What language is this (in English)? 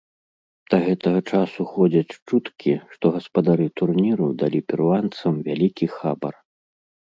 Belarusian